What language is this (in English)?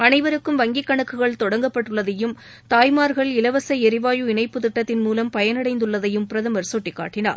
Tamil